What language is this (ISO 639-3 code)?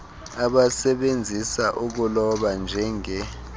xho